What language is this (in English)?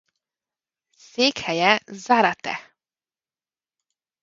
Hungarian